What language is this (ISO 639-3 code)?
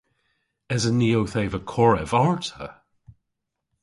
cor